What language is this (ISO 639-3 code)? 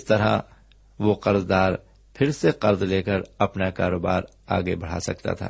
urd